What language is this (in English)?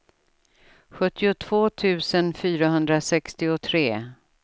Swedish